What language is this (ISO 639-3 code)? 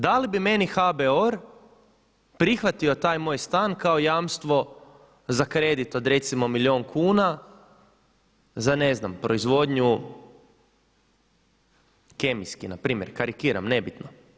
hrv